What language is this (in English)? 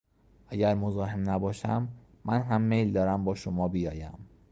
Persian